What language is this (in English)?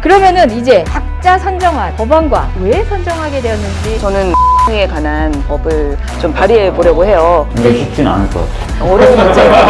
Korean